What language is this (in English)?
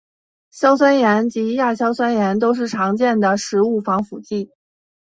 Chinese